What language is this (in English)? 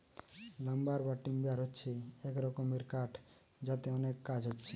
Bangla